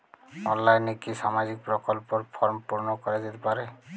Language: Bangla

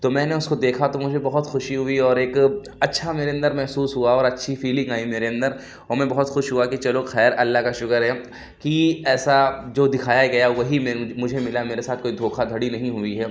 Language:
Urdu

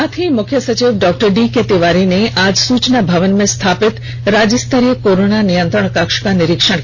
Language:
Hindi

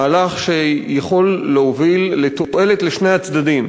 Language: Hebrew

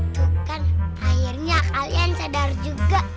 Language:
Indonesian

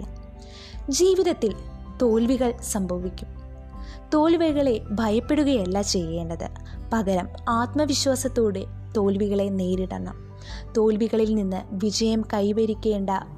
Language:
Malayalam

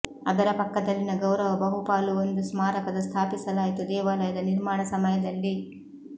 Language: Kannada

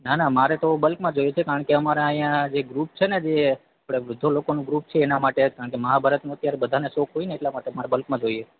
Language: Gujarati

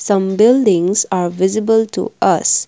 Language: English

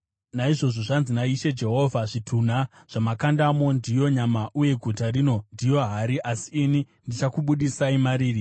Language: Shona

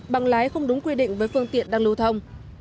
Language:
Vietnamese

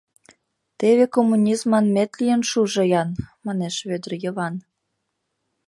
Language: Mari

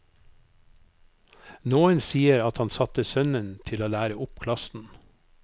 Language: Norwegian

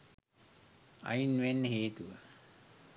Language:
Sinhala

